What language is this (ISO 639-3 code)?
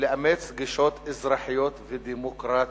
heb